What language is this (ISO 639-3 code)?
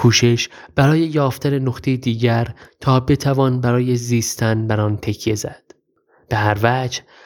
fas